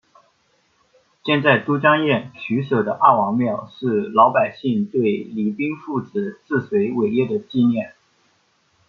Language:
Chinese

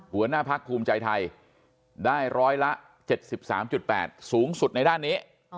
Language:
Thai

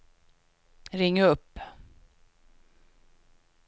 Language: Swedish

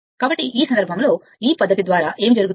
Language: Telugu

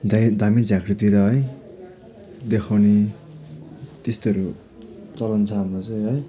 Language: Nepali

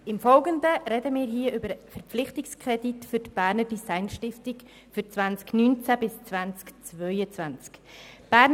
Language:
Swiss German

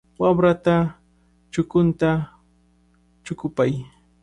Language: Cajatambo North Lima Quechua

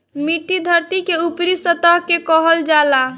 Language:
Bhojpuri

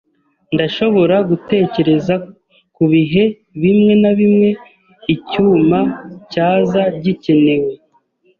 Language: Kinyarwanda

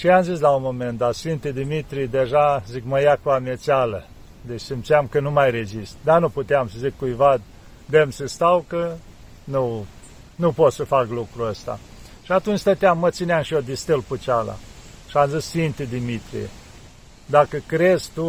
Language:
Romanian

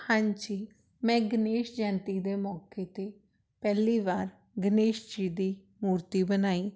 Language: Punjabi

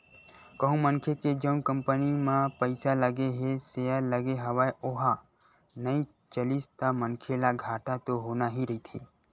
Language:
Chhattisgarhi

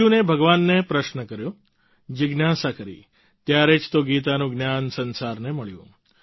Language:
Gujarati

